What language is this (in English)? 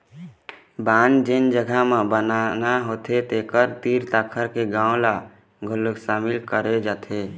Chhattisgarhi